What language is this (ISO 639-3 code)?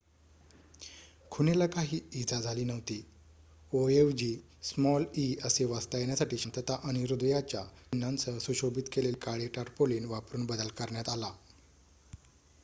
mar